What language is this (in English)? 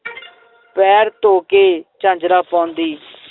Punjabi